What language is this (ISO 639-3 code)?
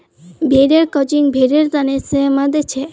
mag